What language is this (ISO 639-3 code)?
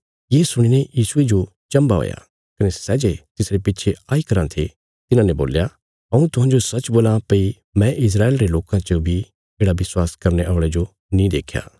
kfs